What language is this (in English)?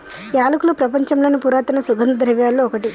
Telugu